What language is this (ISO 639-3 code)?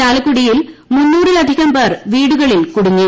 mal